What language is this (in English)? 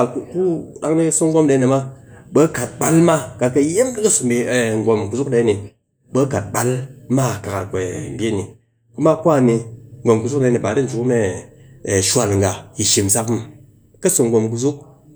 Cakfem-Mushere